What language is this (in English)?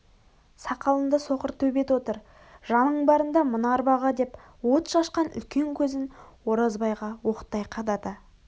Kazakh